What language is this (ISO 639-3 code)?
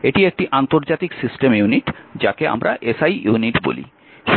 ben